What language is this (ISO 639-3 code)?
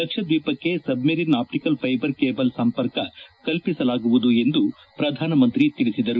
kan